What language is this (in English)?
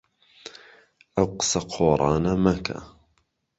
Central Kurdish